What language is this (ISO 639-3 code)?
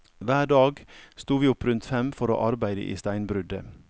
nor